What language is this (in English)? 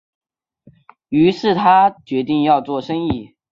Chinese